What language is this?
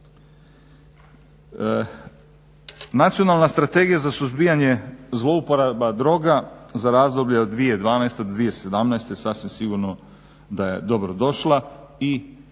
Croatian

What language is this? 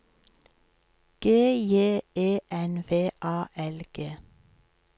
Norwegian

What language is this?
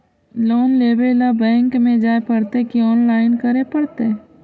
Magahi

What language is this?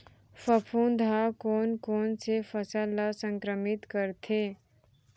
Chhattisgarhi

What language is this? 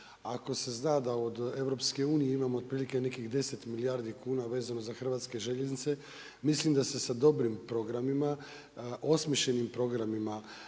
Croatian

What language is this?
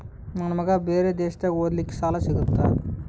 Kannada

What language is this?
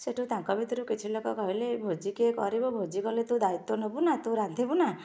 Odia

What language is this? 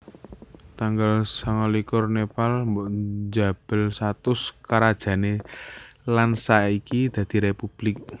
Javanese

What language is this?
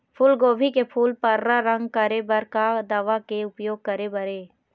Chhattisgarhi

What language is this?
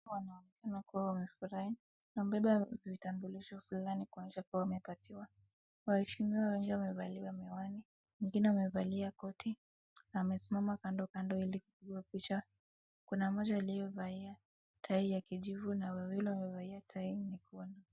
Swahili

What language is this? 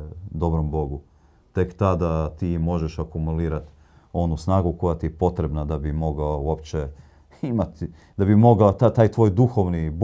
Croatian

